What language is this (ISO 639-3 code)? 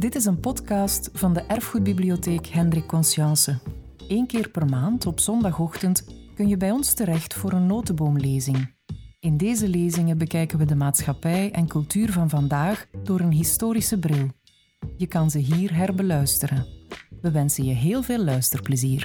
nld